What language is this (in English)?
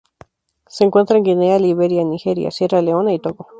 Spanish